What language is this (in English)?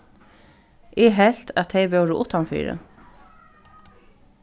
Faroese